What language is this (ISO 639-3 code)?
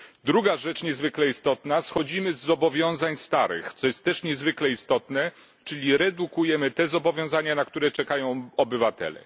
pol